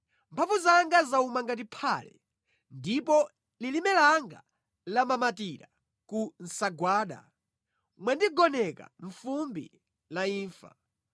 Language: Nyanja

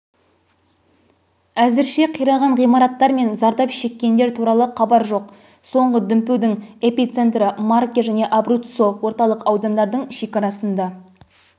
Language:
Kazakh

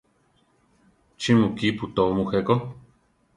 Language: Central Tarahumara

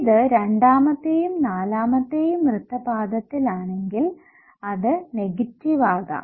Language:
Malayalam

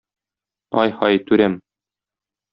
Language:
Tatar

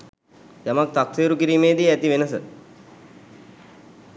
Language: Sinhala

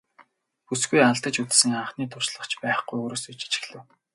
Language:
Mongolian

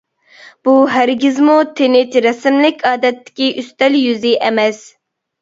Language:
Uyghur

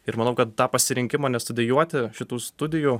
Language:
Lithuanian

